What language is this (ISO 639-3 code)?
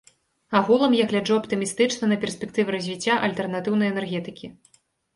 bel